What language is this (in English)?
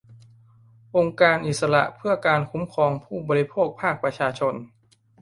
Thai